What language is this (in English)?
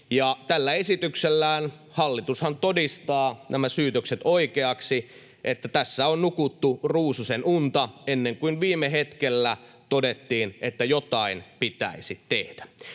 Finnish